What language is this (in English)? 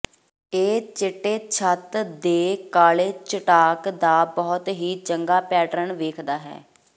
Punjabi